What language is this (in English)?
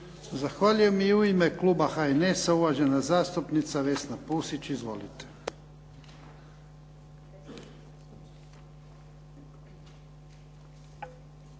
Croatian